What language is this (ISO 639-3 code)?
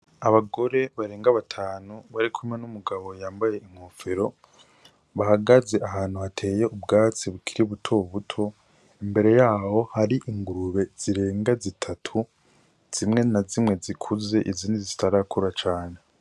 run